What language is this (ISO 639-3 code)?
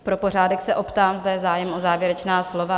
ces